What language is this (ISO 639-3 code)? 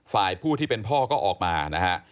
tha